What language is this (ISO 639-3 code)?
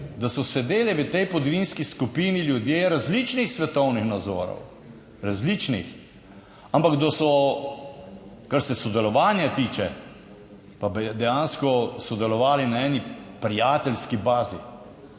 slv